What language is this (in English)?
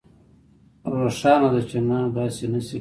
Pashto